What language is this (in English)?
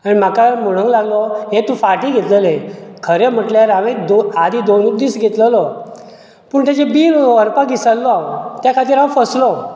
Konkani